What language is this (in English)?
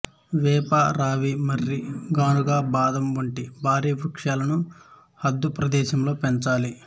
Telugu